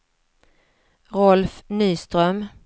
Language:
Swedish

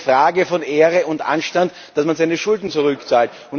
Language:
German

